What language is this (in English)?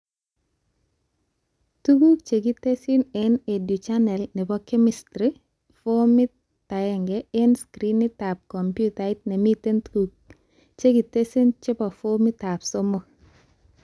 Kalenjin